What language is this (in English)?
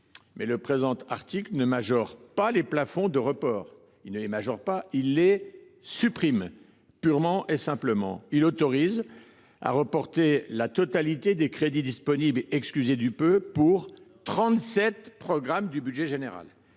French